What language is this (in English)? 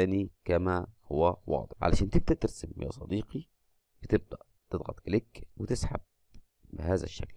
Arabic